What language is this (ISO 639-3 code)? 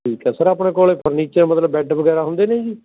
pan